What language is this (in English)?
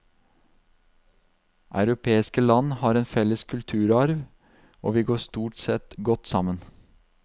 Norwegian